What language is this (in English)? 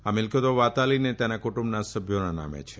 Gujarati